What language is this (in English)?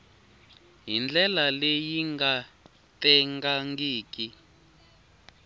Tsonga